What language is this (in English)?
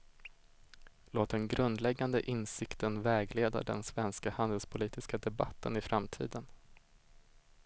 Swedish